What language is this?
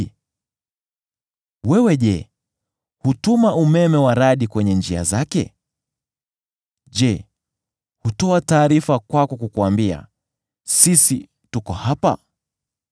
Swahili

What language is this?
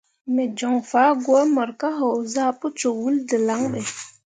Mundang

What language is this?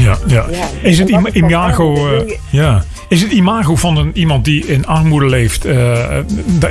Dutch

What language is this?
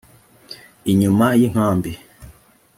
Kinyarwanda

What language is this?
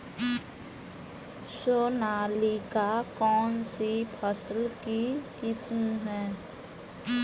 Hindi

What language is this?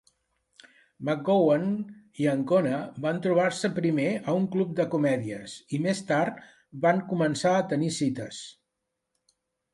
Catalan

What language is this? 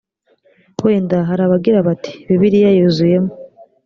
Kinyarwanda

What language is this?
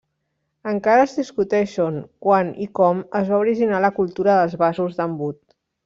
Catalan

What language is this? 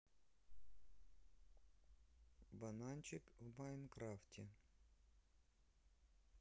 Russian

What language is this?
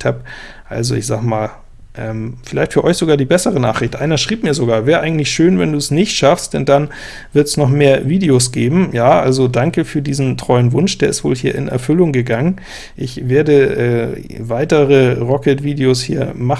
German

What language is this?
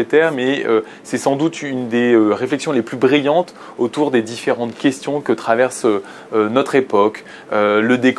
French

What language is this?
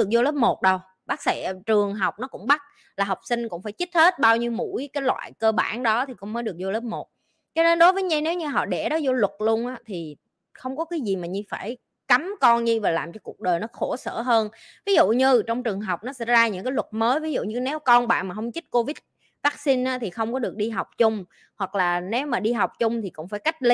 Vietnamese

